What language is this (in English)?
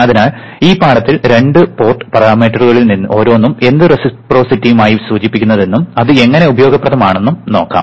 Malayalam